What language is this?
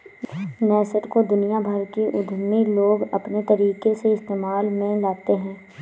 Hindi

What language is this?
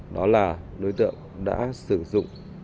Vietnamese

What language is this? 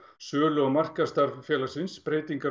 Icelandic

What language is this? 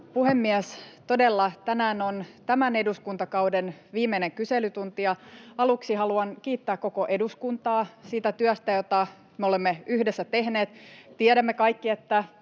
Finnish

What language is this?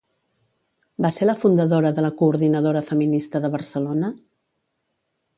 Catalan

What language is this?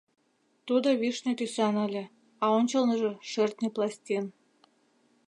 Mari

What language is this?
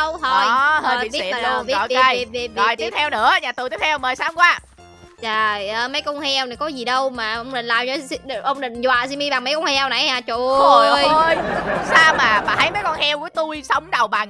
Vietnamese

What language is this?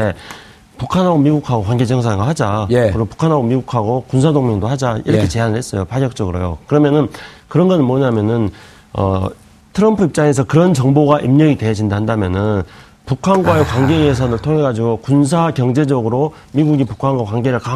Korean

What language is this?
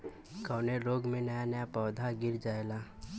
Bhojpuri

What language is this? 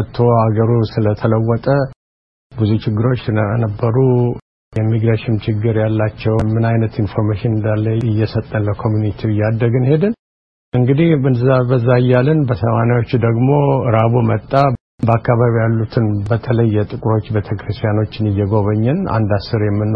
Amharic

